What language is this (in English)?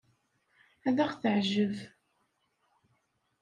Kabyle